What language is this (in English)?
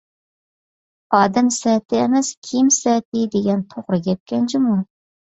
Uyghur